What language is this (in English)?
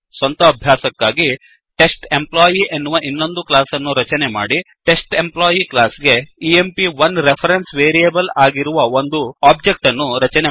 Kannada